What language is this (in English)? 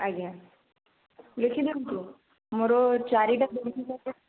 Odia